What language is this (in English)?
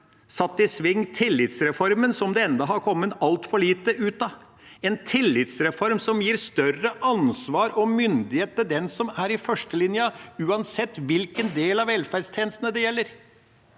Norwegian